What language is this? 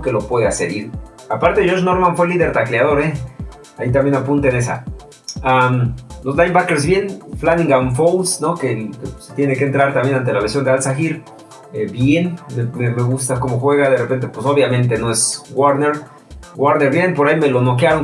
Spanish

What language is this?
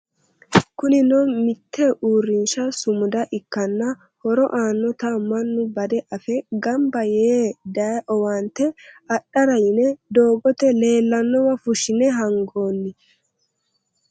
Sidamo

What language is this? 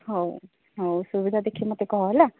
Odia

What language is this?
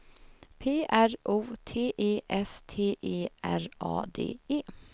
Swedish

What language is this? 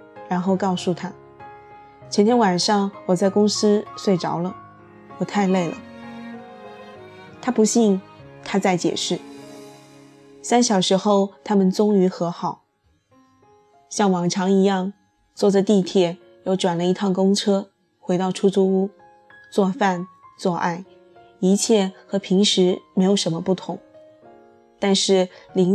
Chinese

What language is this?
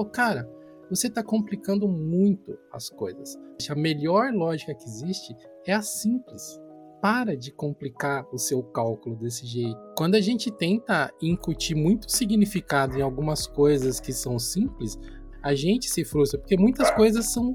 Portuguese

